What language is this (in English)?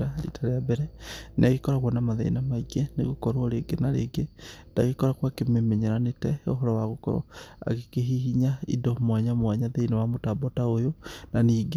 Kikuyu